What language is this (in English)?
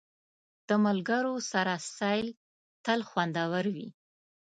Pashto